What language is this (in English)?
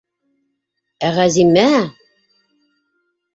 Bashkir